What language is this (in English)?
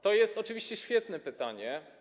Polish